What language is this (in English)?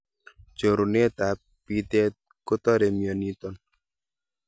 Kalenjin